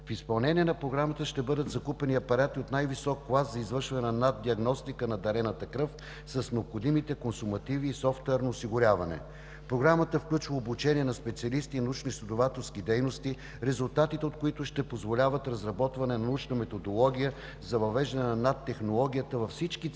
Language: Bulgarian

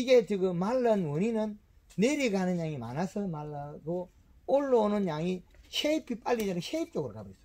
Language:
Korean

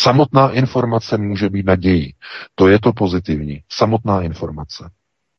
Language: Czech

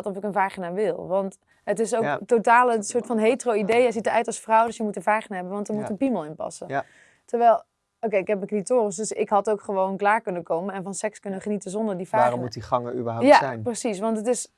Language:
Dutch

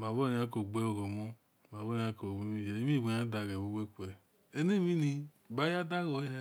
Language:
Esan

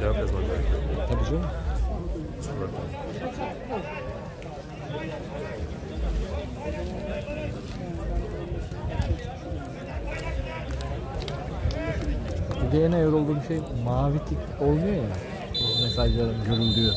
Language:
Turkish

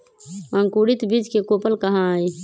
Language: Magahi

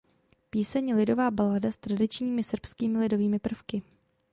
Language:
Czech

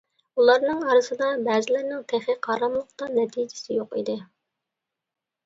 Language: Uyghur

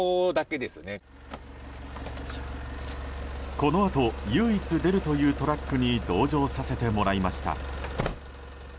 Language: Japanese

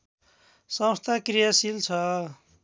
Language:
Nepali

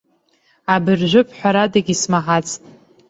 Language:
Abkhazian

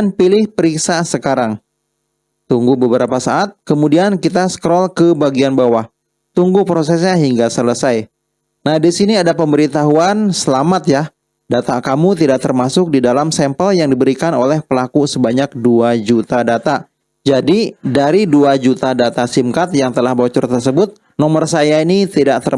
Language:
Indonesian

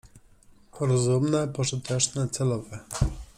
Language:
Polish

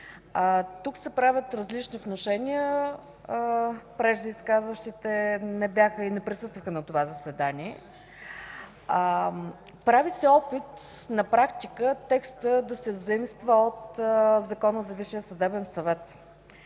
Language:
Bulgarian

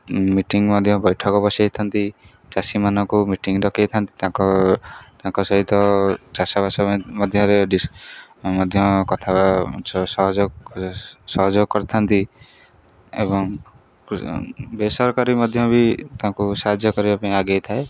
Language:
Odia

